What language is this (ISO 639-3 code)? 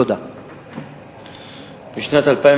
heb